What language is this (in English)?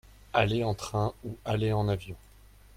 French